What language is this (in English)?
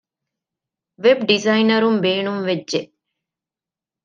Divehi